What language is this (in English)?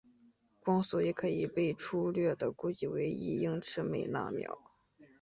Chinese